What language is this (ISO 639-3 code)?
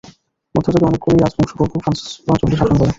ben